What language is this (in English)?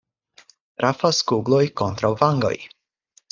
Esperanto